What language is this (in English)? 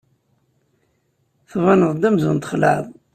Kabyle